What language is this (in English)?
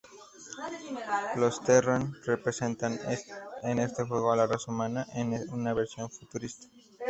Spanish